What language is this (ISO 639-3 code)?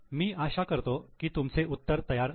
mar